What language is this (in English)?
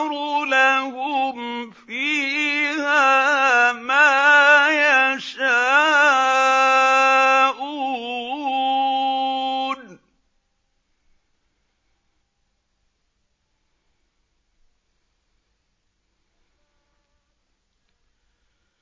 Arabic